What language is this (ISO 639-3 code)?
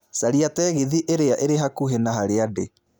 kik